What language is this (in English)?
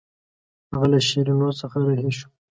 Pashto